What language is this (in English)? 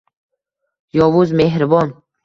Uzbek